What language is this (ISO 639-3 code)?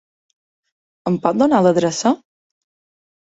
cat